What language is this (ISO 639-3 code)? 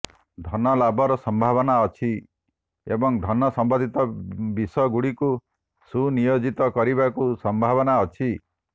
ori